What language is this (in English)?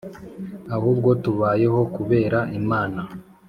Kinyarwanda